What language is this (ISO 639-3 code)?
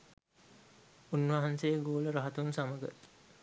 sin